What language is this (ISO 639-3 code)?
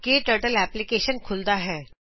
pan